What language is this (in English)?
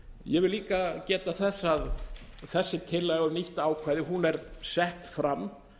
Icelandic